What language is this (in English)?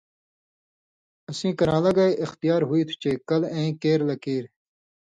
Indus Kohistani